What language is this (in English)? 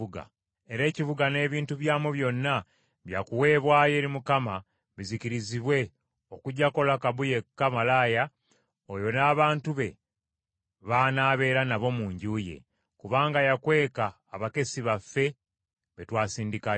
Ganda